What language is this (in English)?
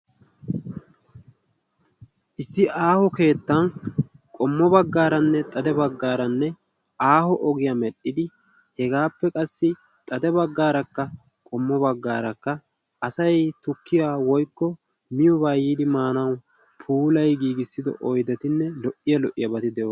Wolaytta